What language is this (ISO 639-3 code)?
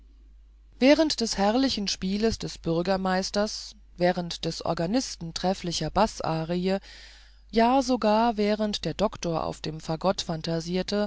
deu